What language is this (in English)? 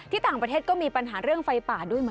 Thai